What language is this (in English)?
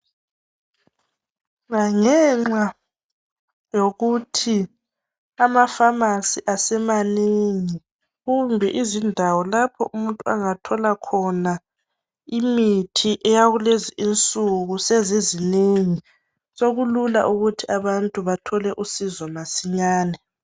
North Ndebele